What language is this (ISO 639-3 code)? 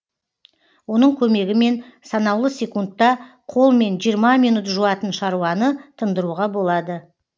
kaz